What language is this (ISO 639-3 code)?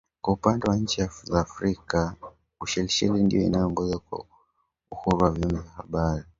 swa